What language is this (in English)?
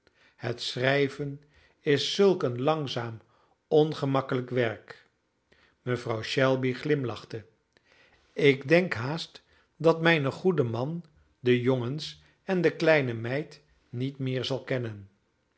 Dutch